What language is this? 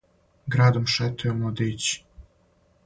Serbian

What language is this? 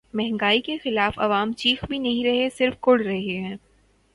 Urdu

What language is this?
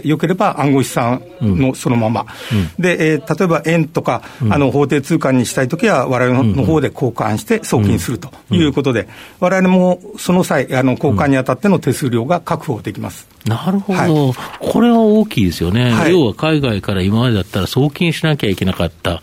Japanese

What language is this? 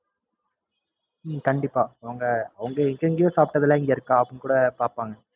Tamil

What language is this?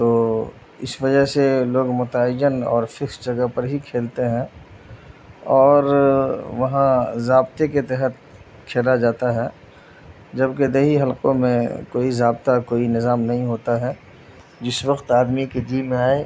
Urdu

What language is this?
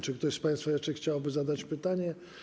Polish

